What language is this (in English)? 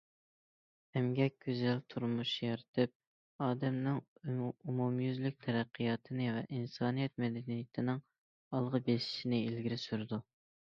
Uyghur